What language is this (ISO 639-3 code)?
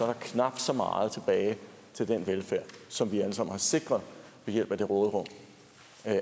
dan